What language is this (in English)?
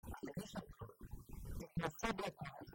Hebrew